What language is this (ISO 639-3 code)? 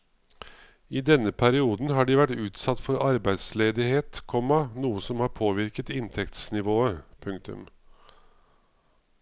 nor